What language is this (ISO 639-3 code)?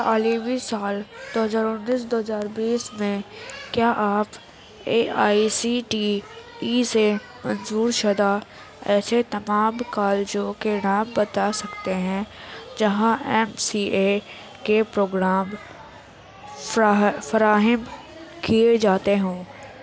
urd